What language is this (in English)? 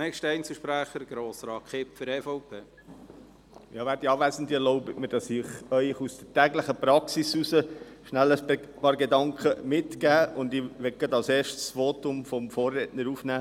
Swiss German